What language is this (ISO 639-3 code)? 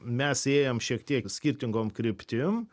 lit